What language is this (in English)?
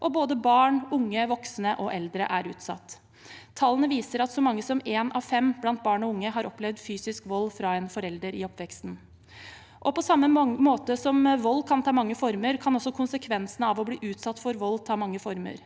Norwegian